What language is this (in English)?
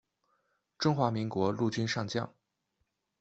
Chinese